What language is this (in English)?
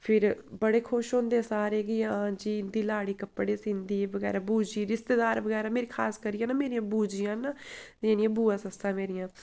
Dogri